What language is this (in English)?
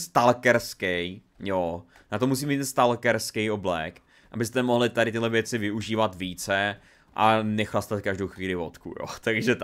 Czech